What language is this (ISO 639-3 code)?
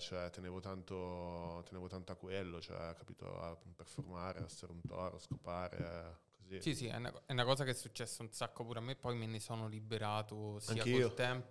ita